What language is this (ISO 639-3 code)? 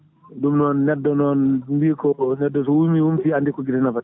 ful